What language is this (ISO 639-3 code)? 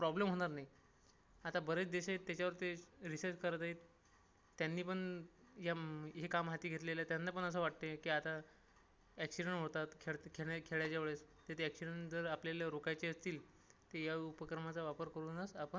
mar